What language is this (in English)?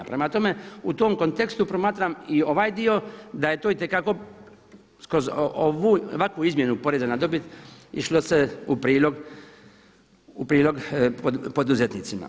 Croatian